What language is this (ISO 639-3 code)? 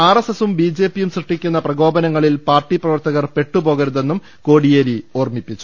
mal